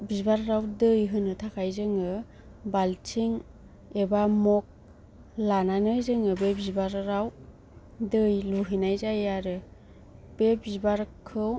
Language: Bodo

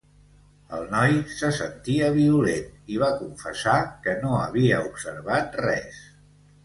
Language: Catalan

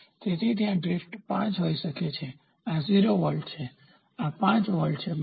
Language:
Gujarati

